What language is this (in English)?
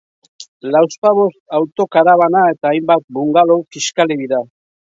Basque